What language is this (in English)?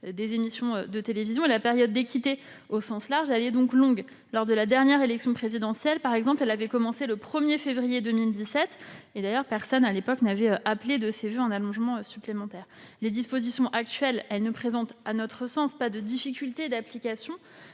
French